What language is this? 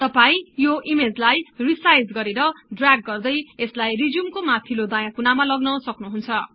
Nepali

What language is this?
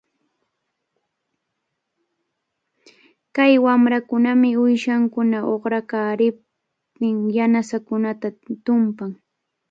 Cajatambo North Lima Quechua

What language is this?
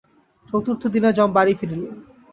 Bangla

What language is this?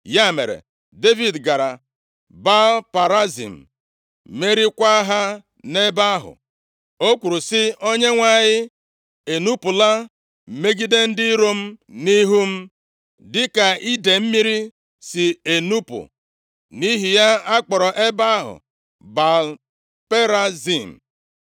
Igbo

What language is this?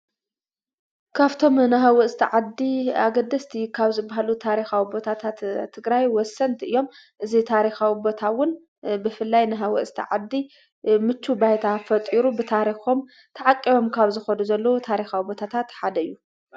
Tigrinya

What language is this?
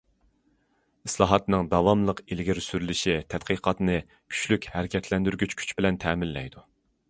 Uyghur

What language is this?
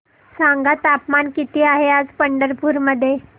Marathi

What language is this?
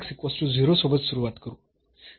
Marathi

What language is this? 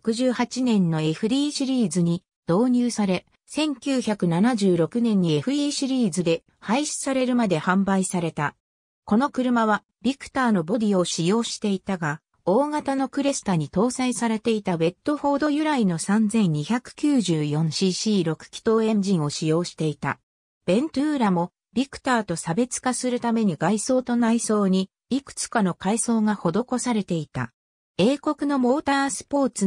Japanese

